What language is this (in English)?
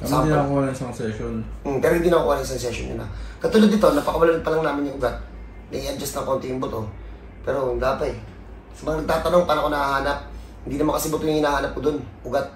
Filipino